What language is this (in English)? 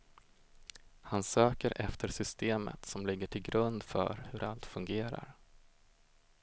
Swedish